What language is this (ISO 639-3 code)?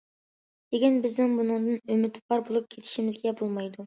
uig